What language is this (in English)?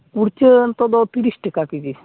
Santali